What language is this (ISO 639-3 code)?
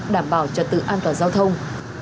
vie